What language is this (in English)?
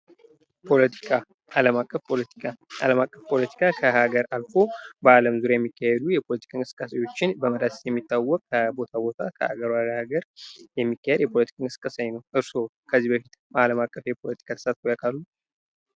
Amharic